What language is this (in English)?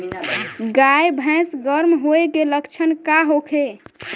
Bhojpuri